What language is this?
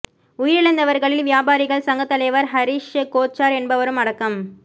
Tamil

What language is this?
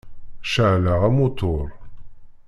Kabyle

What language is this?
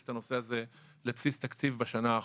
Hebrew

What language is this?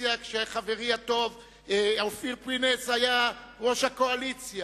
Hebrew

